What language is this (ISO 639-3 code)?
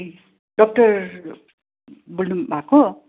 nep